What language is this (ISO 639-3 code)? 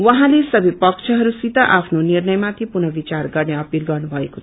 nep